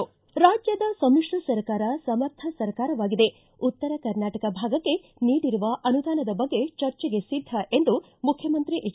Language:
Kannada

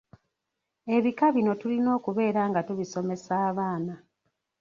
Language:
Ganda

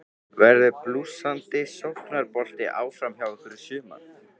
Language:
Icelandic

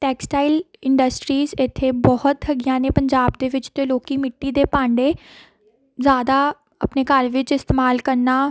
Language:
Punjabi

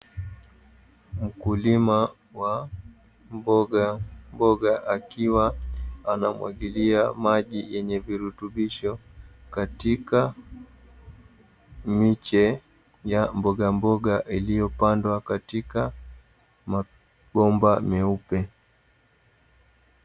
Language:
Swahili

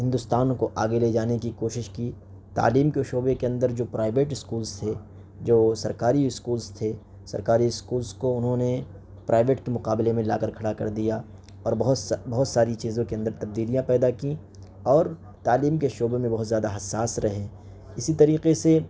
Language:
Urdu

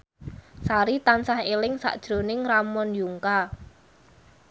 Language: Javanese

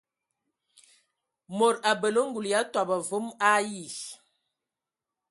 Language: Ewondo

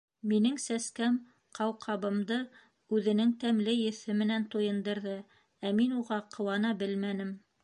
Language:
Bashkir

